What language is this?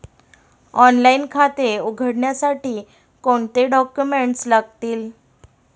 Marathi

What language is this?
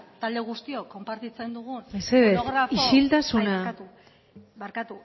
Basque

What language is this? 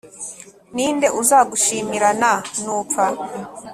Kinyarwanda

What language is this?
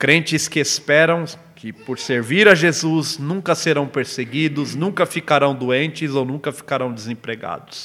Portuguese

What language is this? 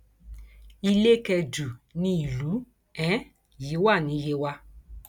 Yoruba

